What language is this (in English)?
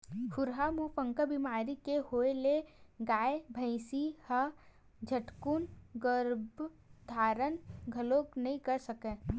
Chhattisgarhi